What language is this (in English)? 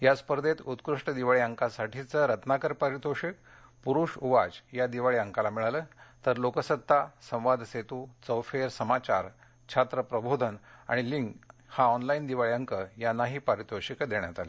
Marathi